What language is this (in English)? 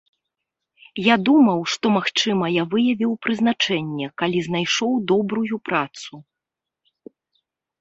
Belarusian